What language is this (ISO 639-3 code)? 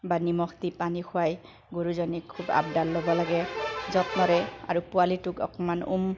asm